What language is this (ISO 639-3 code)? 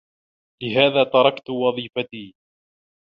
ara